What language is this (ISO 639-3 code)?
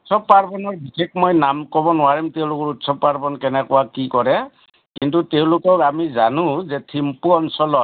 asm